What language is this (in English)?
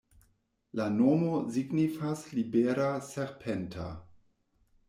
Esperanto